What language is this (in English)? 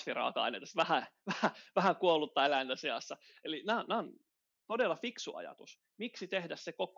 Finnish